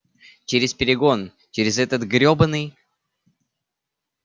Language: Russian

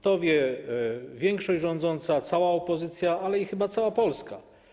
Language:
Polish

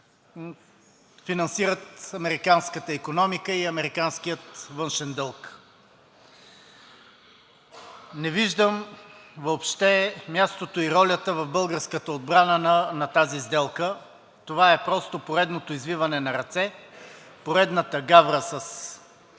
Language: Bulgarian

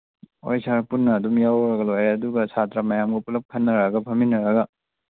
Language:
Manipuri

